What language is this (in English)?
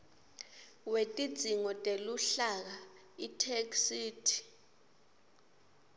Swati